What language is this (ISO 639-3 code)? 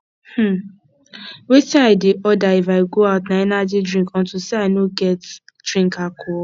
pcm